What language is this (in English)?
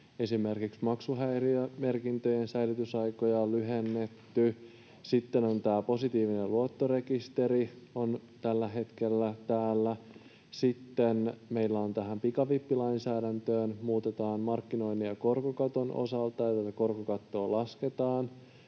Finnish